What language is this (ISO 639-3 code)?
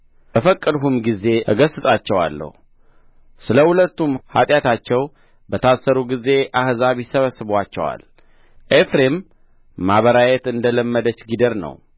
amh